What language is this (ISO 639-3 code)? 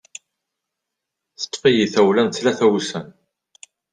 kab